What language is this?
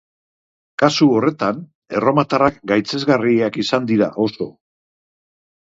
Basque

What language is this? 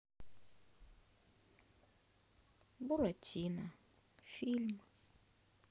Russian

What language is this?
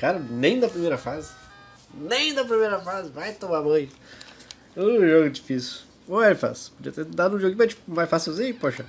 Portuguese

